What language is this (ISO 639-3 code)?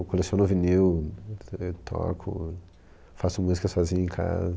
por